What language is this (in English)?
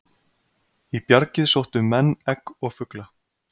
Icelandic